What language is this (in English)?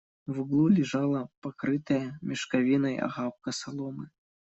Russian